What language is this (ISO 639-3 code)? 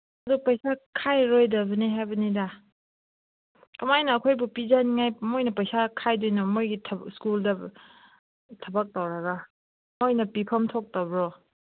mni